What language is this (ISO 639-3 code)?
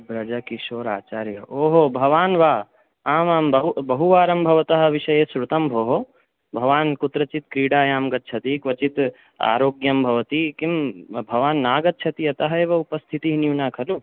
san